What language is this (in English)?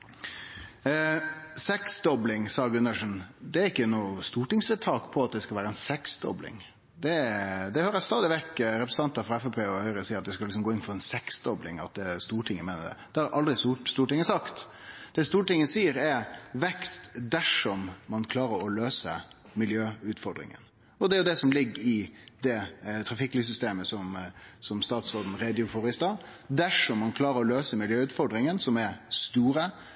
Norwegian Nynorsk